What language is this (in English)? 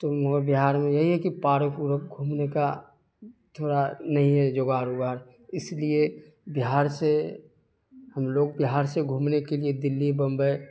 Urdu